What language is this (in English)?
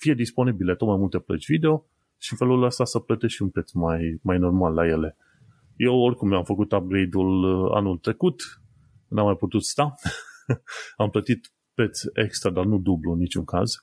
Romanian